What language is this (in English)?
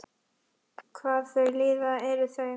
Icelandic